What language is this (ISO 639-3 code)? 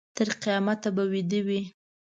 pus